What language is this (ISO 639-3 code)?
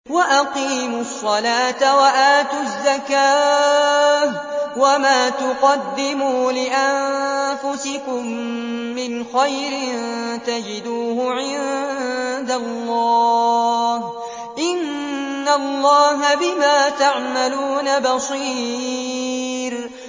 ara